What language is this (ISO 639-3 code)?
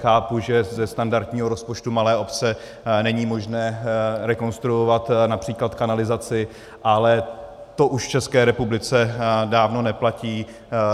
ces